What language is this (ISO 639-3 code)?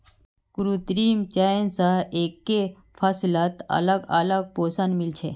mag